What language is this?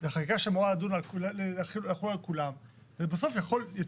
Hebrew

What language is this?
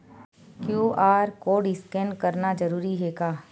Chhattisgarhi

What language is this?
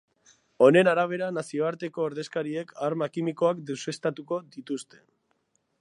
Basque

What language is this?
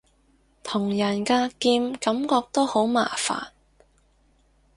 Cantonese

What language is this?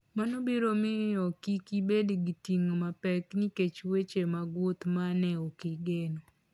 Luo (Kenya and Tanzania)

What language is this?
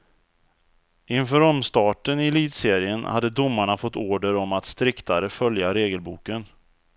Swedish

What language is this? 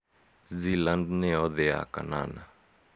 Kikuyu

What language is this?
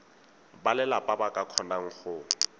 Tswana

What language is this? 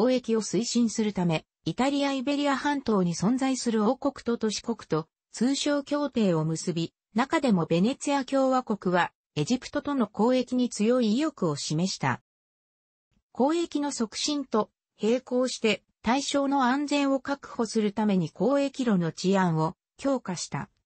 Japanese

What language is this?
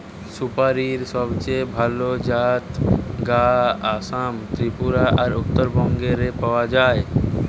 Bangla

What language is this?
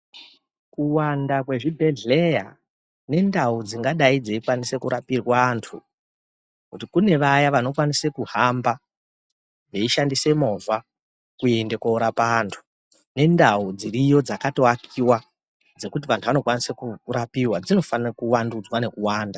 Ndau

